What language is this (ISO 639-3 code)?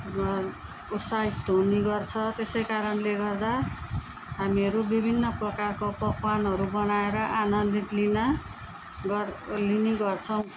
nep